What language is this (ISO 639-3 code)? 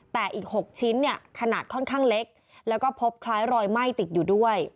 tha